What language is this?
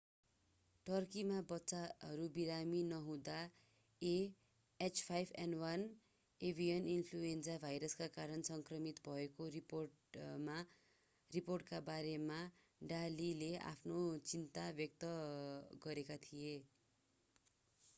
Nepali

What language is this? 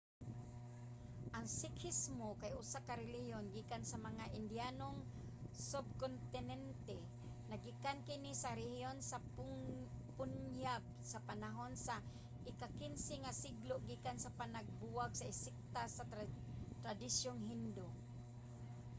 Cebuano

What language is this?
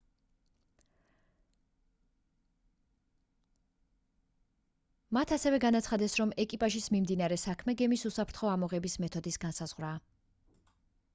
Georgian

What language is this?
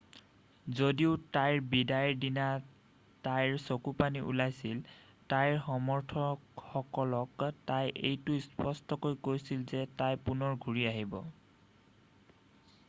Assamese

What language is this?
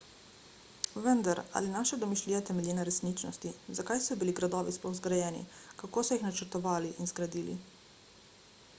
Slovenian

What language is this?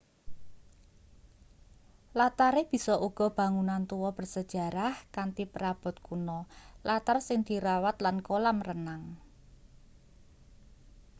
Javanese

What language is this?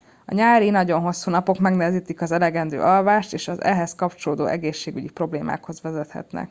Hungarian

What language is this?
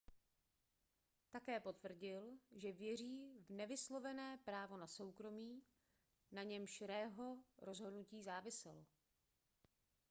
Czech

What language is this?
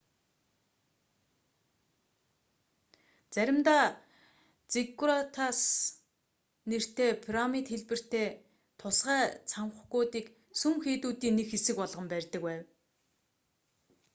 Mongolian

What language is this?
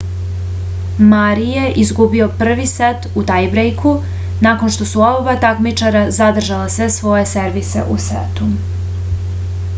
Serbian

